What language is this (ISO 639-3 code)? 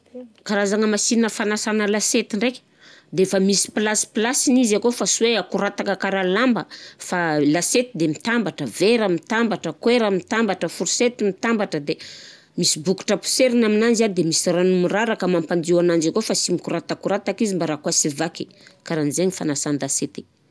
bzc